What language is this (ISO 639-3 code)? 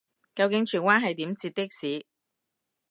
yue